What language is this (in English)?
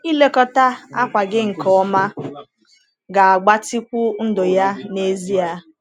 Igbo